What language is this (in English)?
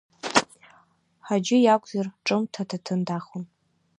Abkhazian